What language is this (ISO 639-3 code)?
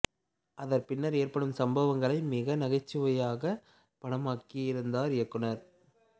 tam